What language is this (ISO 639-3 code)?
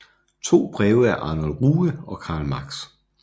dan